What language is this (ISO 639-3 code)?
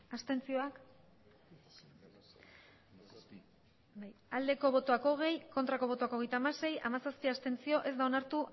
eus